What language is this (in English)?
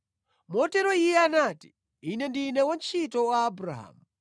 Nyanja